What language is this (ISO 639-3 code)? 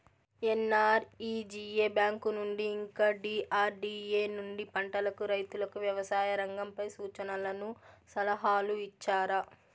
tel